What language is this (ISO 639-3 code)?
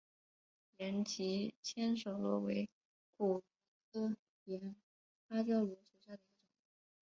zho